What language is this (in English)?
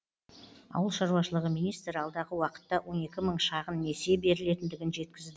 Kazakh